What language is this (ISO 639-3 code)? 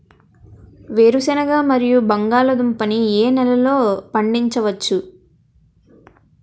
tel